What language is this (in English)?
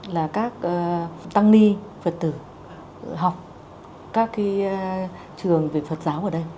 Vietnamese